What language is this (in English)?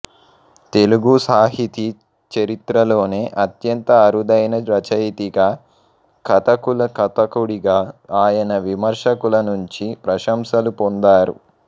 Telugu